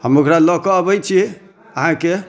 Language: Maithili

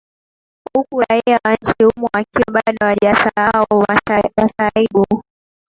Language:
Swahili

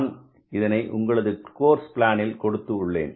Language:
Tamil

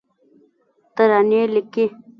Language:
Pashto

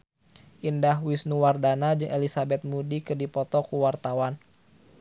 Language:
Sundanese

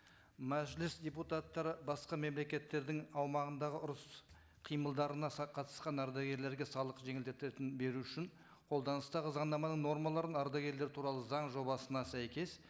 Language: Kazakh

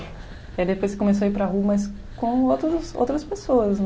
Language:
Portuguese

